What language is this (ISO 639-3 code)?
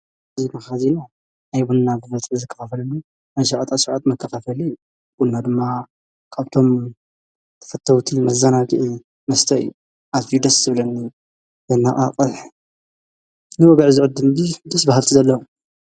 tir